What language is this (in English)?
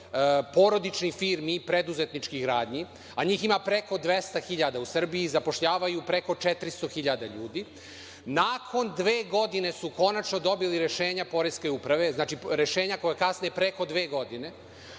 Serbian